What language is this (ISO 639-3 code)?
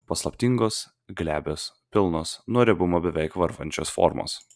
lit